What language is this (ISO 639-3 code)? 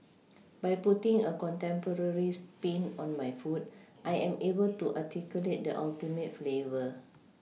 eng